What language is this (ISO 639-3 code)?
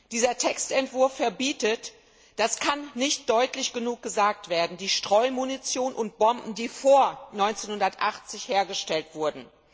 deu